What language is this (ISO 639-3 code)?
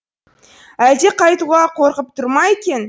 kaz